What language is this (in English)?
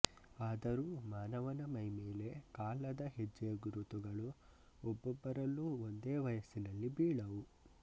Kannada